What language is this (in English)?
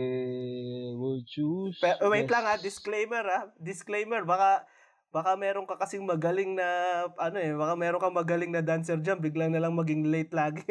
Filipino